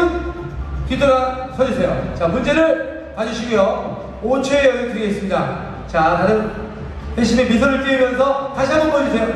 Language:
Korean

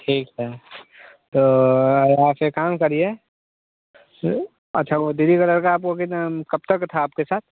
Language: Hindi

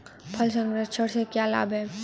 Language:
Hindi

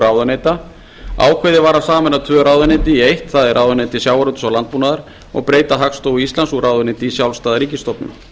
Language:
Icelandic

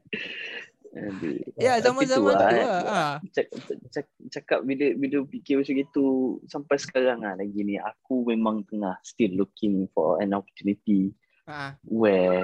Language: Malay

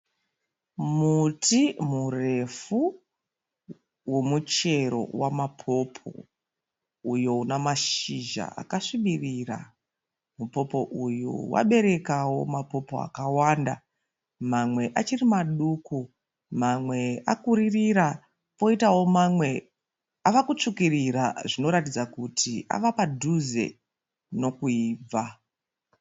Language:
Shona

